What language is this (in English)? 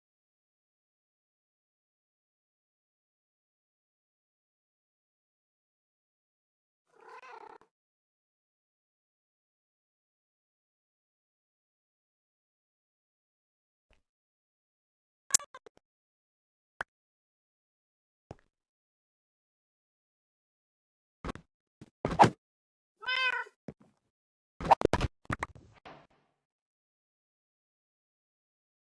English